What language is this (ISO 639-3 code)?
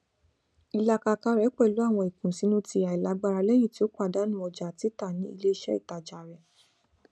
yor